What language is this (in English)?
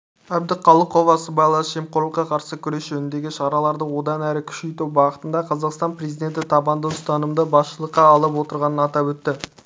Kazakh